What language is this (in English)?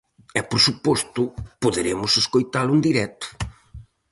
Galician